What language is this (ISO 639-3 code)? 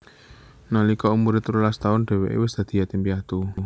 jav